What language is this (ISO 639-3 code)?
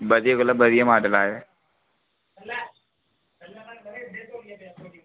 doi